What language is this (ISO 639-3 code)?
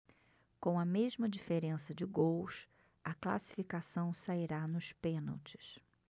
por